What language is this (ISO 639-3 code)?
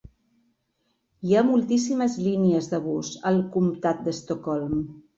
cat